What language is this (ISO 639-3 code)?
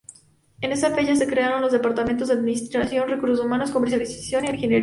spa